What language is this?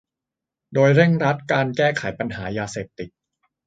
Thai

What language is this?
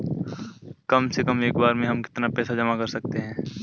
Hindi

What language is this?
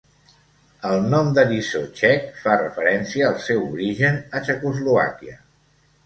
Catalan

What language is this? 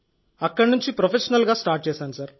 Telugu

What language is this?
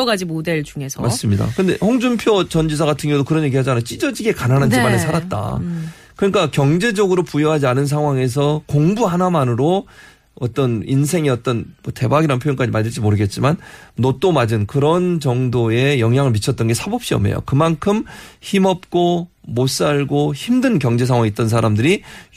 Korean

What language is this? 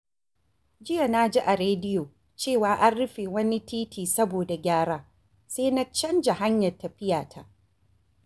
Hausa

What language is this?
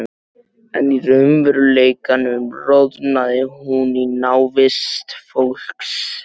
Icelandic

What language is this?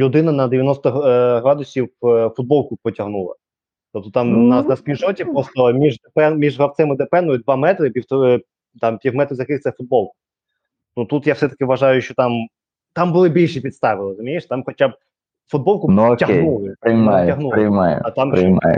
Ukrainian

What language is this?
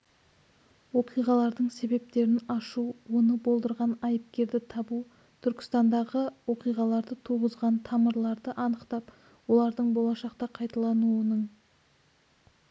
Kazakh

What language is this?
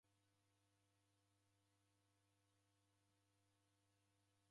Taita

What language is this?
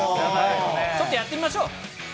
Japanese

